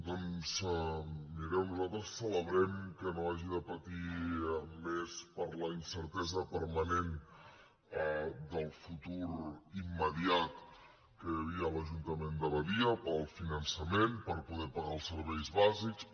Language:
Catalan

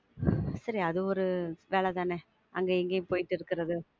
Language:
Tamil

